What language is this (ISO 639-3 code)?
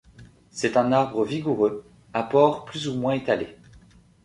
fra